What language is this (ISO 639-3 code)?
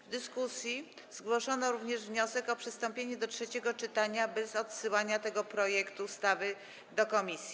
pol